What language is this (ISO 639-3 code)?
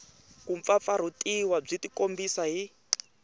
tso